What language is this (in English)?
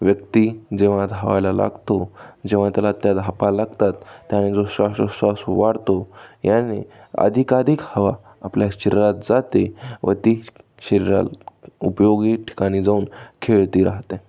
Marathi